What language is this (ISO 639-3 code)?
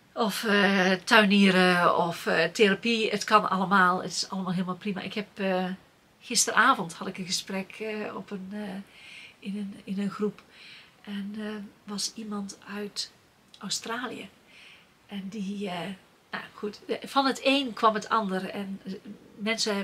nld